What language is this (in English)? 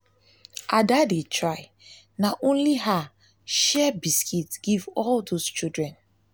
Nigerian Pidgin